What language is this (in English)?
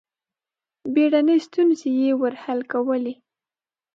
Pashto